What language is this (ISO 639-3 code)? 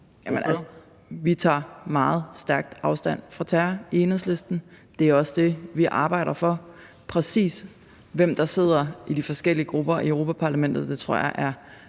dan